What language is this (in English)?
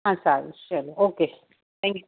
Gujarati